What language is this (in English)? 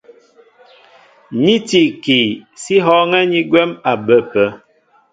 Mbo (Cameroon)